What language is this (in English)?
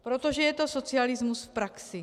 Czech